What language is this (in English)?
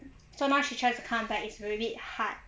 English